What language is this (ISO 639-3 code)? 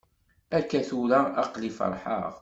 kab